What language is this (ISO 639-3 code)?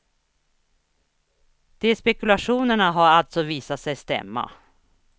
swe